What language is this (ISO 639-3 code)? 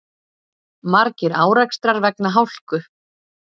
isl